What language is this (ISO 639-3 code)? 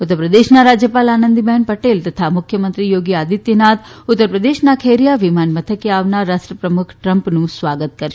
guj